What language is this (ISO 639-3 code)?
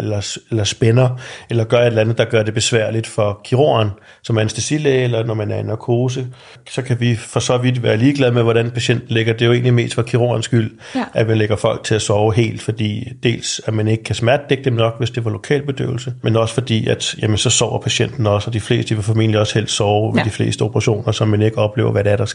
dan